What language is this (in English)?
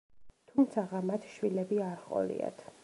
Georgian